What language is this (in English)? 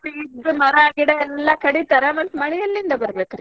Kannada